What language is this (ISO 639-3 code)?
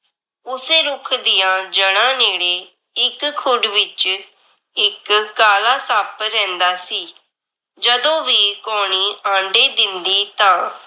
pan